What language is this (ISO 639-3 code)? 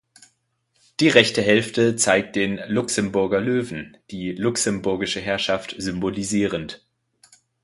deu